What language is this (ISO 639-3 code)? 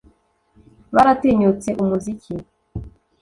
kin